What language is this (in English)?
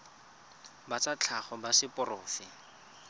Tswana